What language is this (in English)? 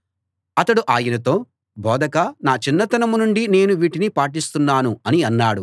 Telugu